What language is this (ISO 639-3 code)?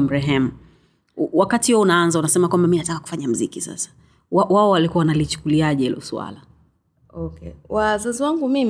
swa